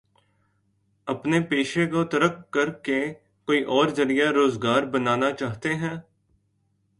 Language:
Urdu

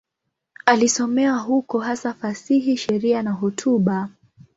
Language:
Swahili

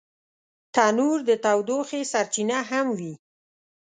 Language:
Pashto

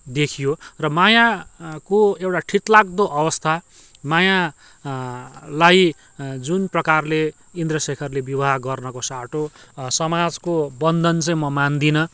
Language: Nepali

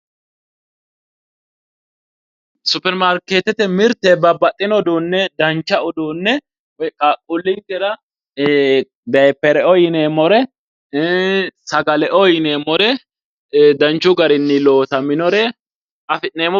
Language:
Sidamo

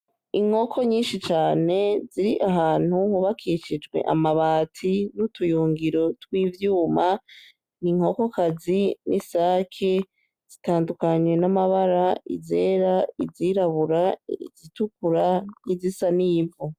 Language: Rundi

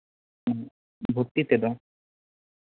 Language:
Santali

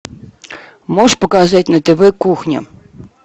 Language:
Russian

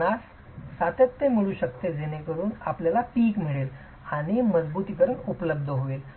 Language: Marathi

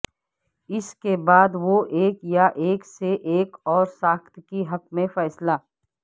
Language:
Urdu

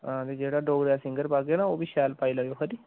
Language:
Dogri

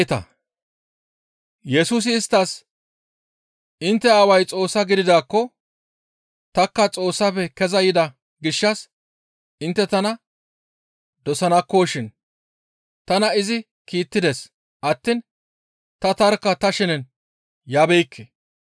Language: Gamo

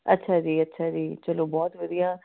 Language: Punjabi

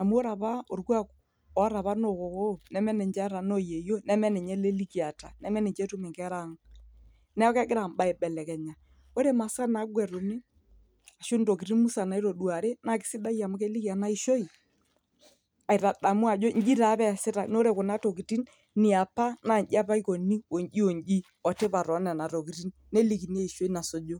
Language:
Masai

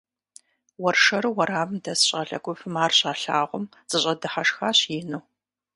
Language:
Kabardian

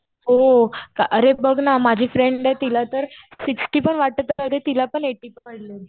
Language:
Marathi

